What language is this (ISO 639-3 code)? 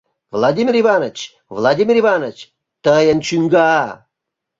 chm